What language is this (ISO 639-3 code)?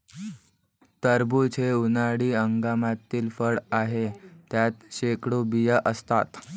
mar